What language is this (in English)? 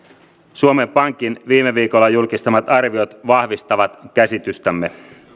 Finnish